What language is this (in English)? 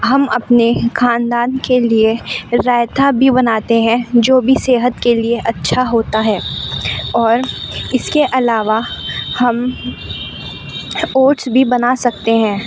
Urdu